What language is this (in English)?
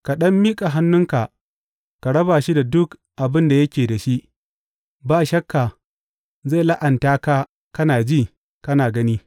Hausa